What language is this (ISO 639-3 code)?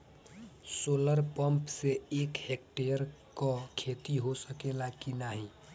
bho